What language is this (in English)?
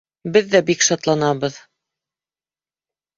Bashkir